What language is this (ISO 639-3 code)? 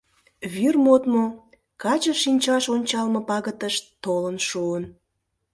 chm